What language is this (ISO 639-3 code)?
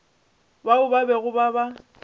nso